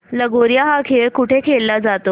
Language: Marathi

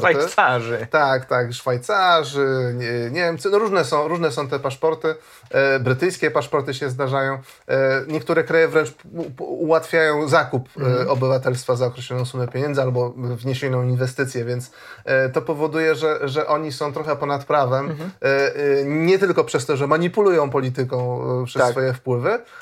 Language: Polish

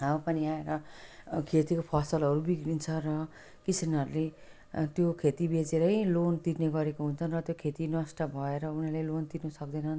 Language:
Nepali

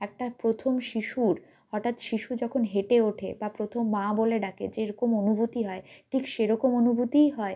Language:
Bangla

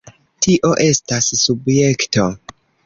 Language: Esperanto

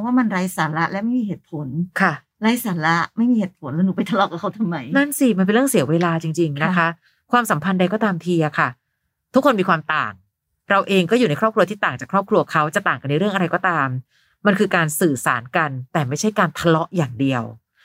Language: Thai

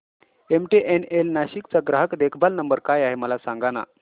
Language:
Marathi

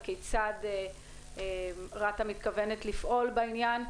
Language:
Hebrew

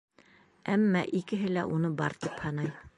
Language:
Bashkir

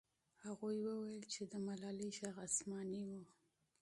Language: Pashto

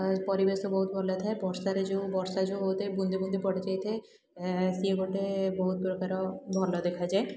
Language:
Odia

